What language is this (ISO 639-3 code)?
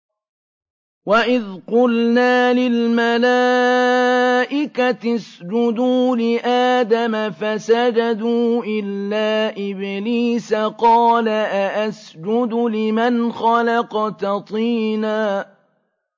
ara